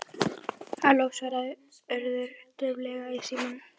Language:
Icelandic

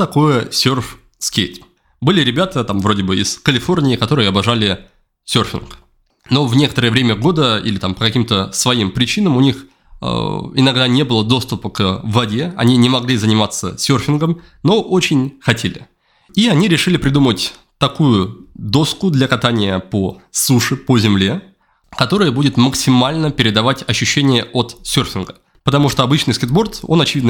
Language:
Russian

